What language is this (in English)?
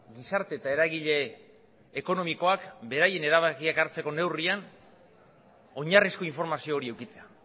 Basque